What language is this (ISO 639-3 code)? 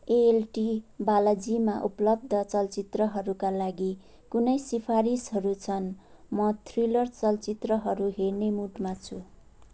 nep